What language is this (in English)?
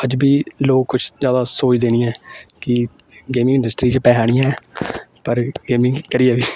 Dogri